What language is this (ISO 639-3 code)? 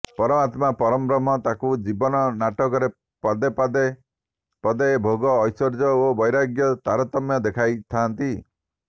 ori